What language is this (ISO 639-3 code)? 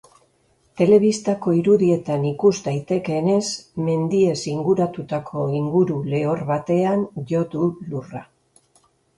eus